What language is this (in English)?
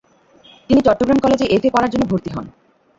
Bangla